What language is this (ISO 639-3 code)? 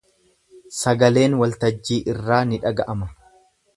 orm